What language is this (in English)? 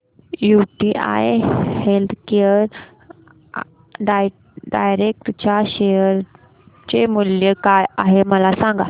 Marathi